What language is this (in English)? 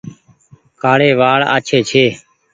Goaria